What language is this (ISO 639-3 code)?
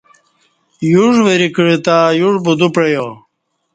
bsh